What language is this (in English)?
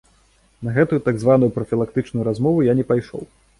Belarusian